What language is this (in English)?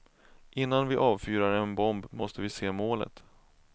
Swedish